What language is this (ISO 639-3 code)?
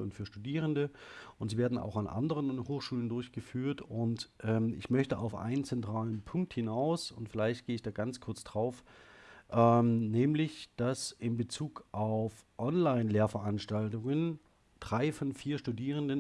deu